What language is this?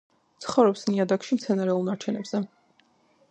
Georgian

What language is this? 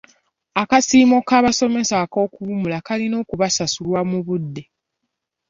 Ganda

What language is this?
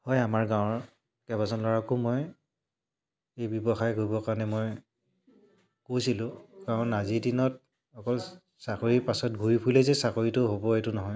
Assamese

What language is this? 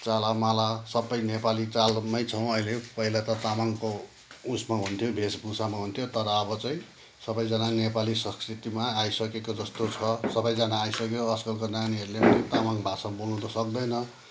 Nepali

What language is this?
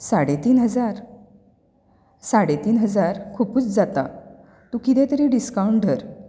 Konkani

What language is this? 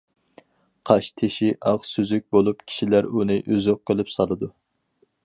Uyghur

